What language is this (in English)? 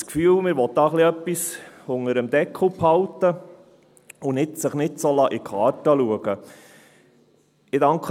Swiss German